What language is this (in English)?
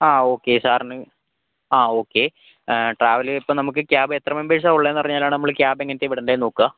Malayalam